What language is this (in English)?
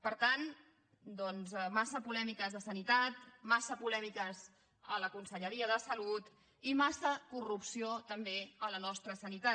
Catalan